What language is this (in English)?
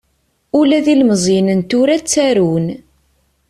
Kabyle